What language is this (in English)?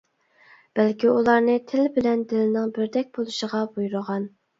Uyghur